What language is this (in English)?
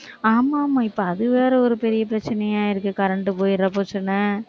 Tamil